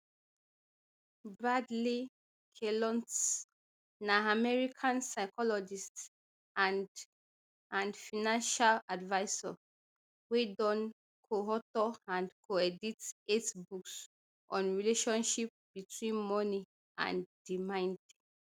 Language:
Nigerian Pidgin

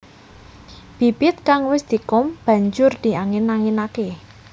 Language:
Javanese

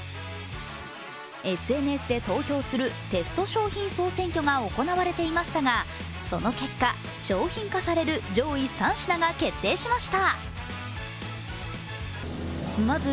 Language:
Japanese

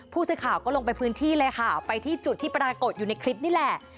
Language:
Thai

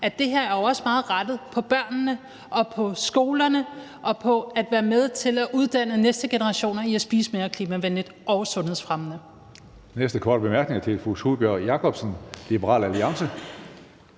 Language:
Danish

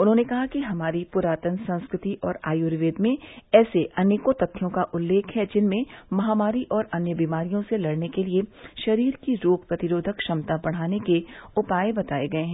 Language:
Hindi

